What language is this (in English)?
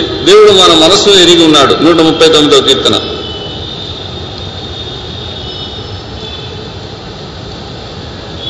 Telugu